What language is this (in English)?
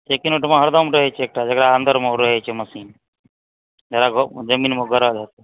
Maithili